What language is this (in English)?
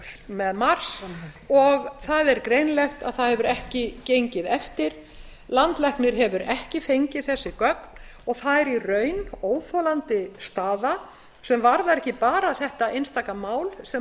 Icelandic